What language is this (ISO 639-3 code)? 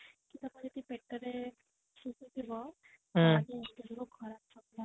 ori